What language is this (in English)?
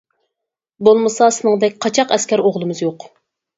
Uyghur